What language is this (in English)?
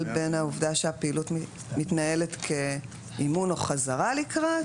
Hebrew